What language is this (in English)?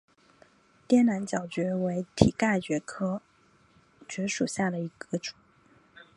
Chinese